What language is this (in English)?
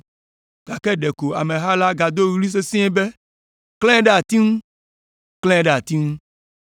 Ewe